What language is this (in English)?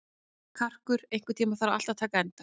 Icelandic